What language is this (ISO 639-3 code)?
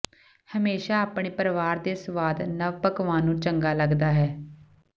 pan